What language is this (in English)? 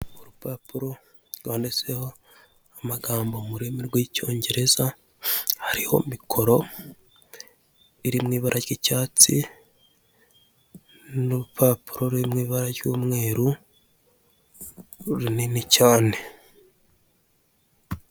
Kinyarwanda